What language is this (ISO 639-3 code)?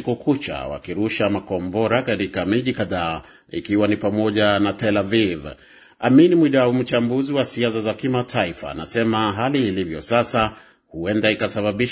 swa